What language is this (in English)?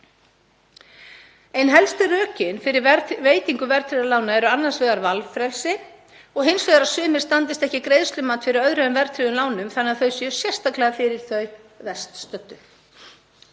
Icelandic